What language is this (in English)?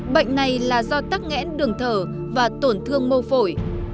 Vietnamese